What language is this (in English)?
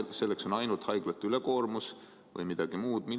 Estonian